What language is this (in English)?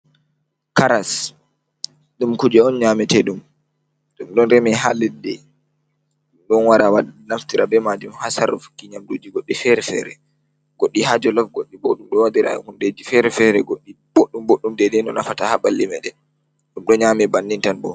Fula